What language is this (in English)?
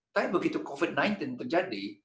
Indonesian